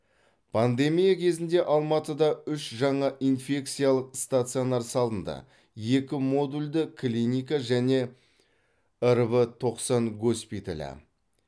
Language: Kazakh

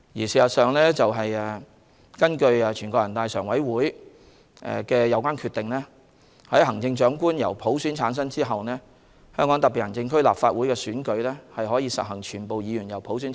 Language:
Cantonese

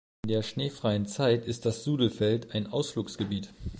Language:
German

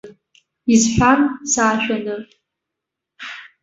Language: Abkhazian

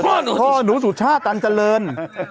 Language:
Thai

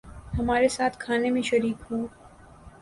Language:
Urdu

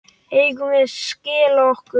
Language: Icelandic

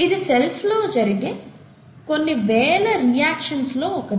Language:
Telugu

